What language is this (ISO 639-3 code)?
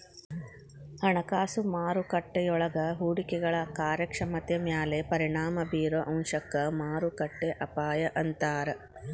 kan